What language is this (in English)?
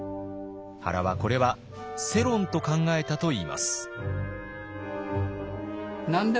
Japanese